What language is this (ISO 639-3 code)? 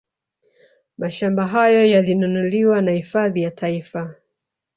swa